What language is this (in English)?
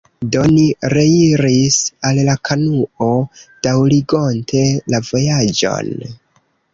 Esperanto